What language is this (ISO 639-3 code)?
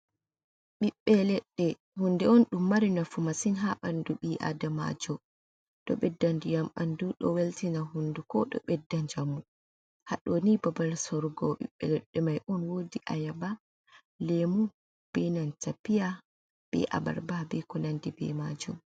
ful